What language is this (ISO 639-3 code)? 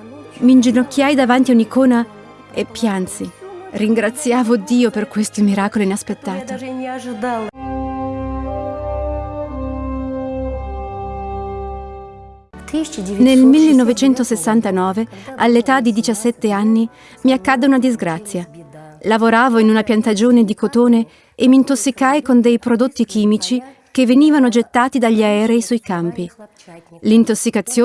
ita